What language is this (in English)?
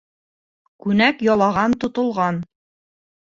Bashkir